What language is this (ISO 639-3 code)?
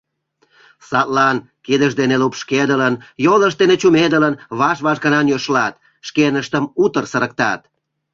chm